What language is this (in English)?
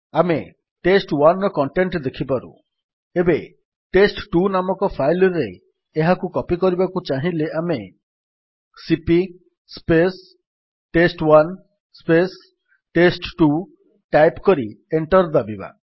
Odia